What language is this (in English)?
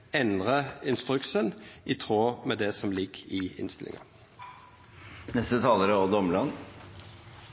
Norwegian Nynorsk